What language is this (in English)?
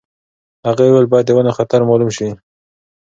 Pashto